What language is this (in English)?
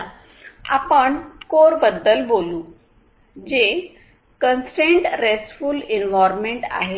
Marathi